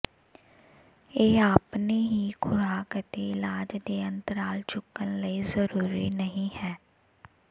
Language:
Punjabi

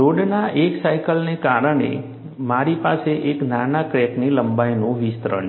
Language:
Gujarati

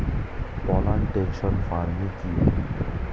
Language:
Bangla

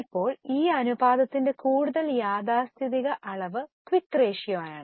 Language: Malayalam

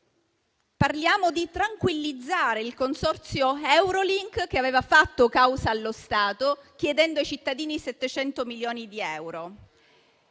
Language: Italian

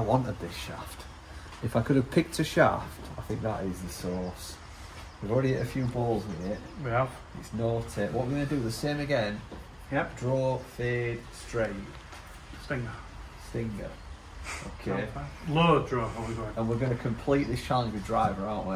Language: English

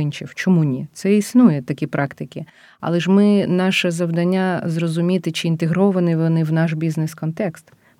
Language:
Ukrainian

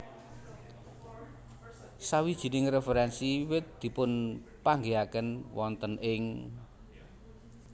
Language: Javanese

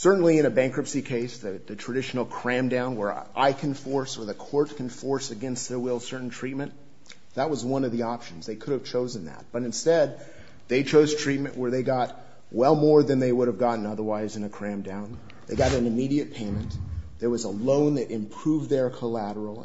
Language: English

